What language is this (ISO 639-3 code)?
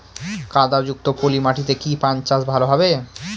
ben